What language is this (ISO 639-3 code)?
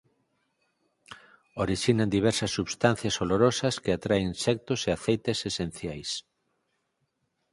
glg